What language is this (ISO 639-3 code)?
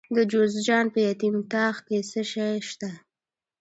pus